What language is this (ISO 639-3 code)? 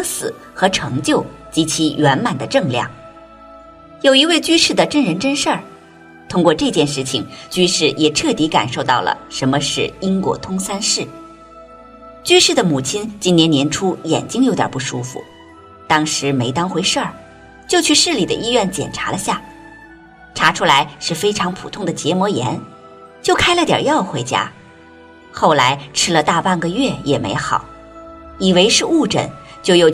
zho